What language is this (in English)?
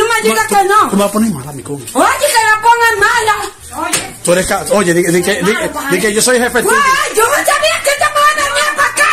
Spanish